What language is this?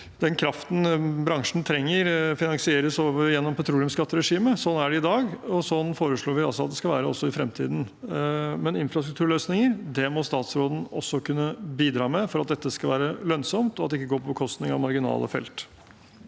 Norwegian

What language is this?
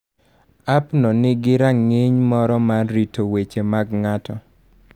Luo (Kenya and Tanzania)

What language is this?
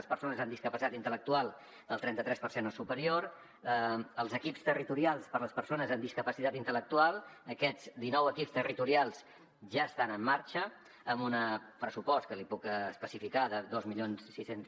Catalan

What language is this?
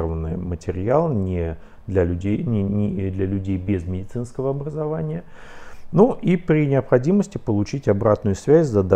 Russian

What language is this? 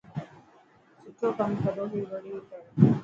Dhatki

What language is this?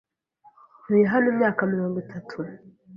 Kinyarwanda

